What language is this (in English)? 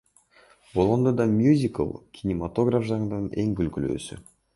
Kyrgyz